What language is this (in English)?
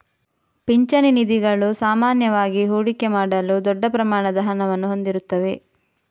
Kannada